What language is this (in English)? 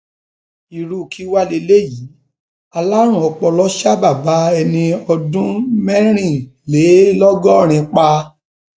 Yoruba